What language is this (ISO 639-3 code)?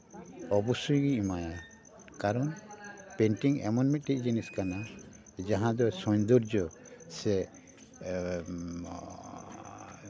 sat